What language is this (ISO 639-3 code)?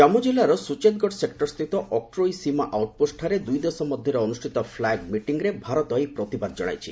ori